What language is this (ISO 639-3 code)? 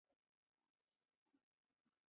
zho